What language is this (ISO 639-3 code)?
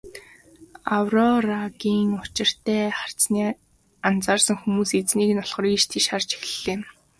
mon